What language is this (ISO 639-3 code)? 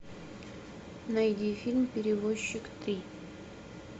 rus